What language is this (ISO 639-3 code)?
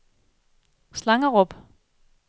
dan